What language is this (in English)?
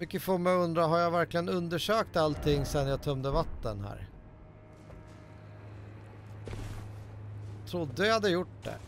Swedish